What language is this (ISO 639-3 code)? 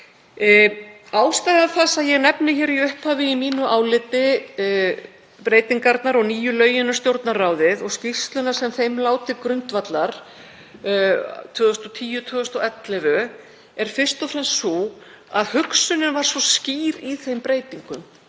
isl